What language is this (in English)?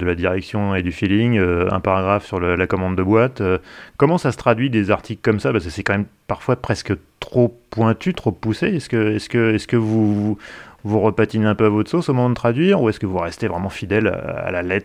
French